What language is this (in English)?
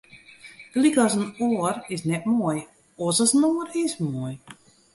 Western Frisian